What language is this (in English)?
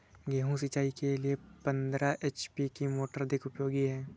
Hindi